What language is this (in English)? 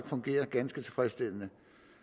Danish